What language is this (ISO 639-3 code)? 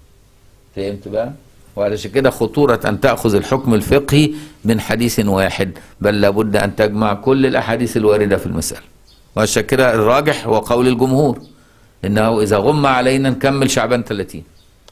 ara